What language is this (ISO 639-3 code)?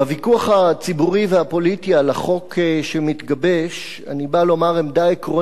heb